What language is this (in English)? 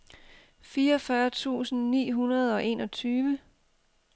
Danish